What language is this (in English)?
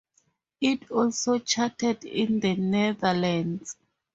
English